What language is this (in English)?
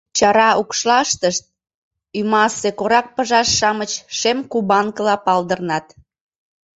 Mari